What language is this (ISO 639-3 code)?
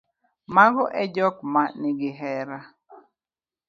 luo